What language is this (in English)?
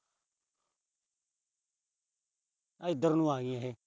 Punjabi